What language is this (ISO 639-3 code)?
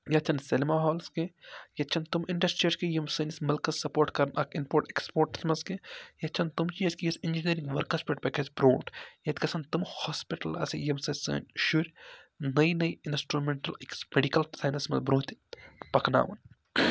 kas